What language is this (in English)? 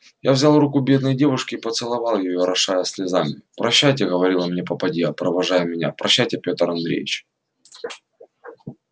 Russian